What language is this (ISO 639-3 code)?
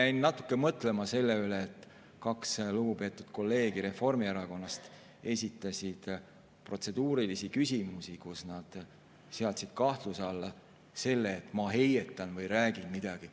est